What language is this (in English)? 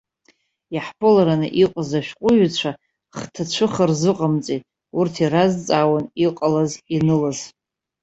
Abkhazian